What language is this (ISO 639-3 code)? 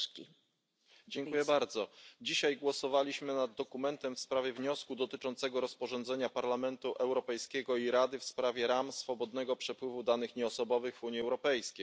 pol